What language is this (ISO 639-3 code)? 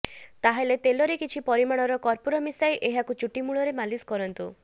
ori